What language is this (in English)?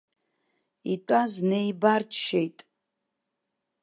Abkhazian